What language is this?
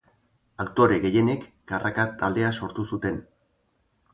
Basque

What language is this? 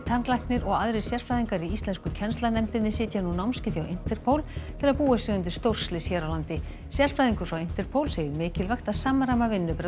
Icelandic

